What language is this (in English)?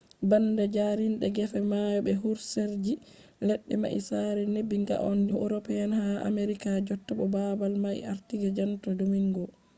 Fula